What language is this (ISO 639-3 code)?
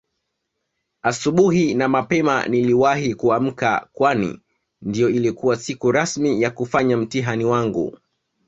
swa